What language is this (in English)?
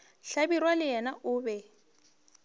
Northern Sotho